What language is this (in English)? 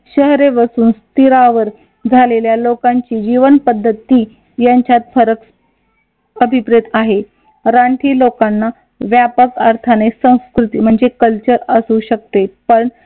Marathi